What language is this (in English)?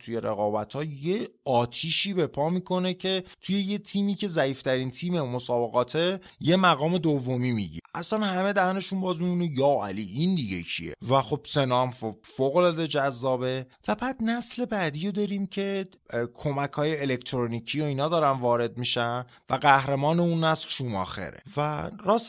Persian